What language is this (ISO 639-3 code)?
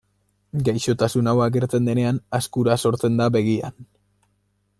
eus